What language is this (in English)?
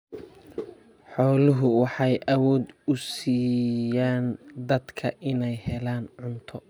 Somali